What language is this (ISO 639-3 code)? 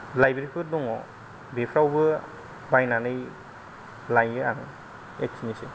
brx